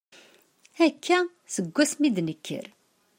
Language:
Kabyle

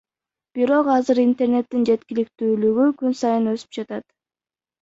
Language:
Kyrgyz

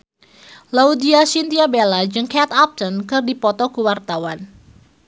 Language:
Sundanese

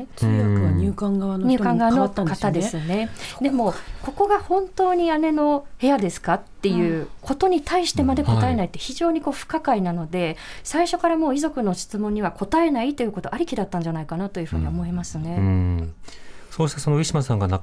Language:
Japanese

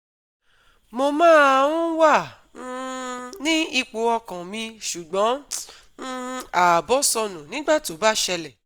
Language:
Yoruba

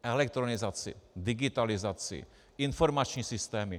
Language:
Czech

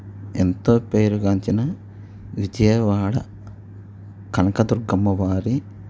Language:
Telugu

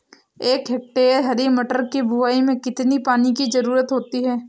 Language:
Hindi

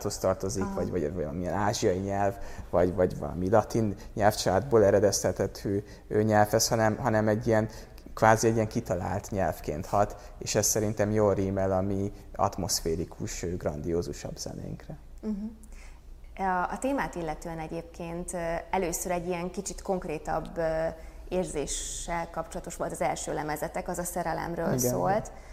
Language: Hungarian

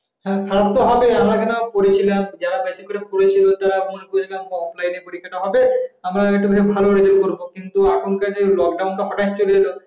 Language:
Bangla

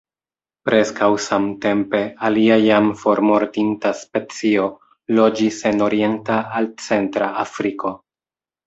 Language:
Esperanto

